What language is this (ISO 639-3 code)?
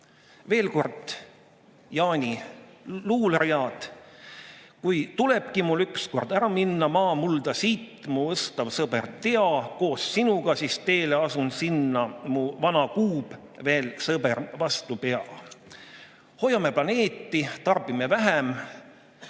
est